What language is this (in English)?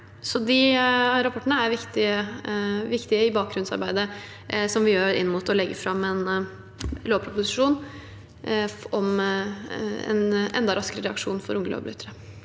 Norwegian